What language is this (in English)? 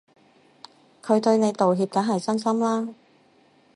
Cantonese